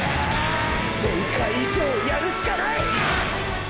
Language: Japanese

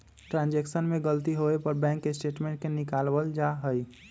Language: Magahi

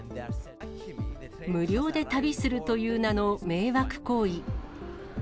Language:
Japanese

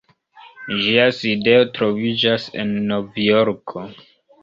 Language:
Esperanto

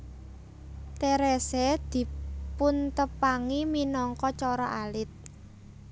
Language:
Javanese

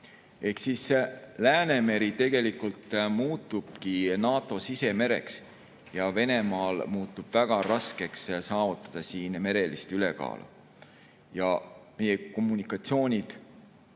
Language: Estonian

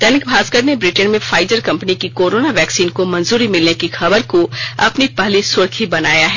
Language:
Hindi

